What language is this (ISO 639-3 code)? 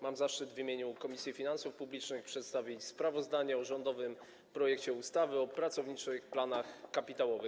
pol